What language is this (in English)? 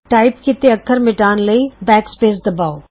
Punjabi